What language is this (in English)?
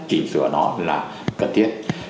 Vietnamese